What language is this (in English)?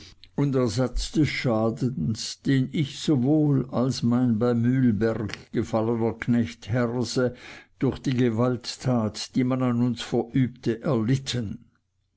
German